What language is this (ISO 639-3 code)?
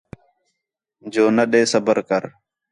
xhe